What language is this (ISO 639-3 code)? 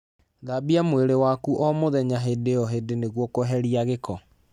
kik